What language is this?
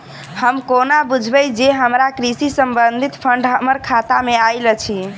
Maithili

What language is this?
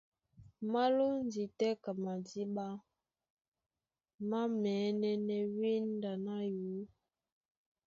Duala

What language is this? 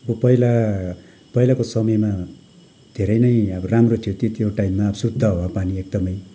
Nepali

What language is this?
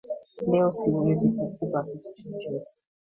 Swahili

